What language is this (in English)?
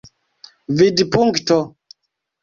Esperanto